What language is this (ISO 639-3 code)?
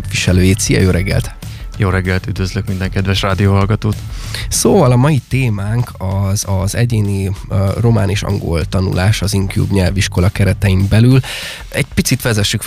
hun